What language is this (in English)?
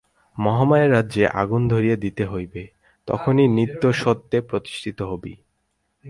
Bangla